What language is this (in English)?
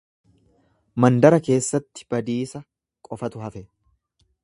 Oromo